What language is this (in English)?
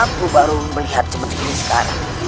Indonesian